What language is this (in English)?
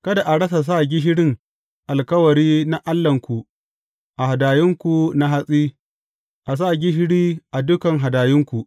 Hausa